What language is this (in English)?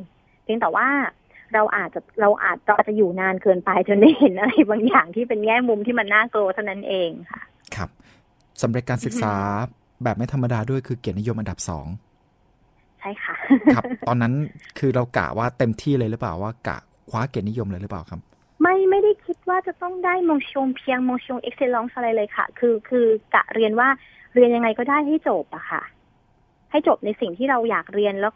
Thai